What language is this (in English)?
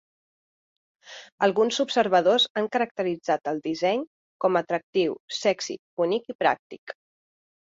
Catalan